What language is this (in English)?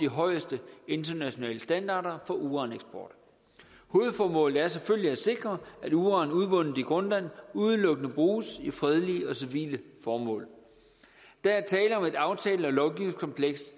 Danish